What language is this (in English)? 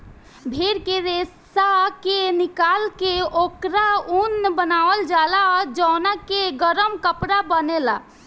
Bhojpuri